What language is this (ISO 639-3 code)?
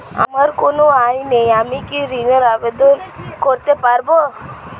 ben